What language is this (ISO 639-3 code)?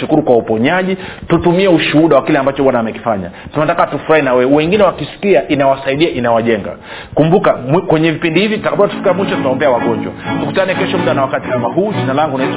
swa